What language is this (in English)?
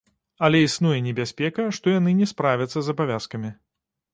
Belarusian